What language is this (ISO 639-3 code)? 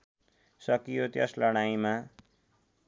nep